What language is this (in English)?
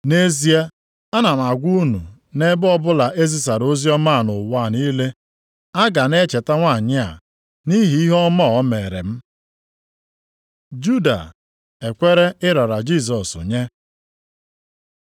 Igbo